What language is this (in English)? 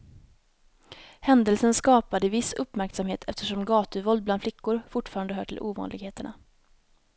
Swedish